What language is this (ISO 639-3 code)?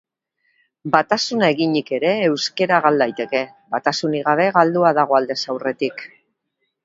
eus